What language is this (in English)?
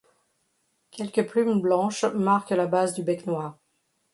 French